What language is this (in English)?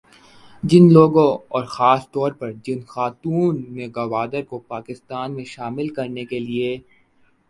Urdu